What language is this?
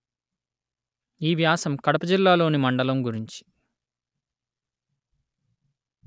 Telugu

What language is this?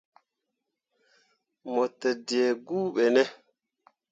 Mundang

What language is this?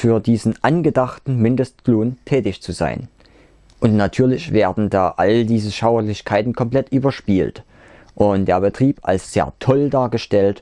German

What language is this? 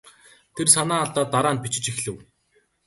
Mongolian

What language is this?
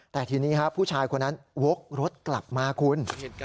Thai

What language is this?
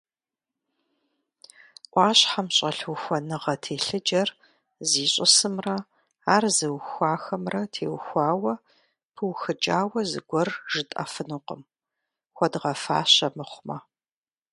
Kabardian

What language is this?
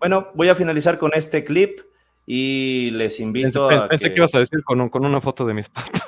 Spanish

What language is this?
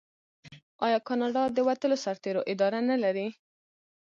Pashto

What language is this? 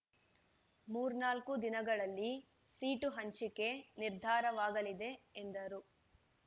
Kannada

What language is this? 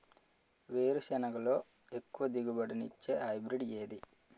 Telugu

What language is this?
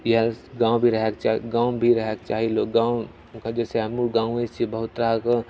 Maithili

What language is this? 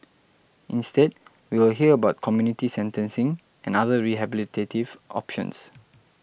English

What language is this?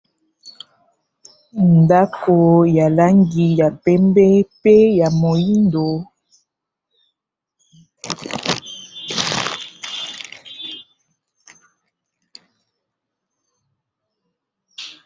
Lingala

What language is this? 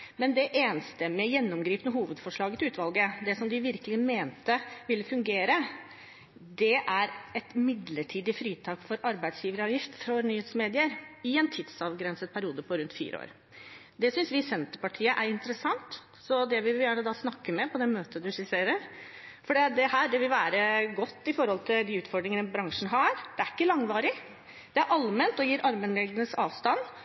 Norwegian Bokmål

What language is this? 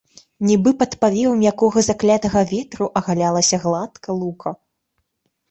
Belarusian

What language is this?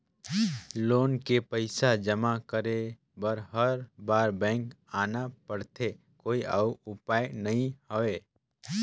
Chhattisgarhi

